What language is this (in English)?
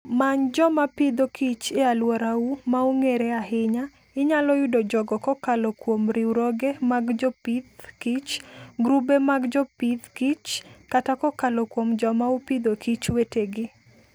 Luo (Kenya and Tanzania)